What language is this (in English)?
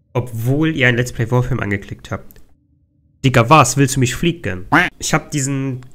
German